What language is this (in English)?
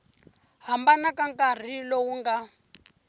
Tsonga